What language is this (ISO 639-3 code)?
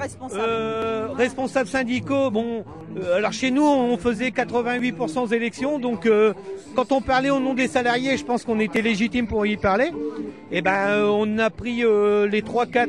fra